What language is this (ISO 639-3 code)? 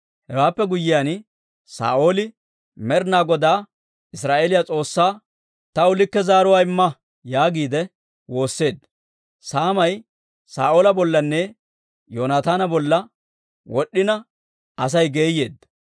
dwr